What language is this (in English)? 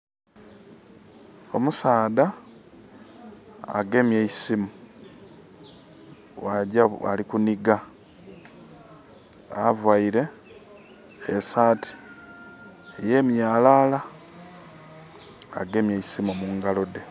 Soga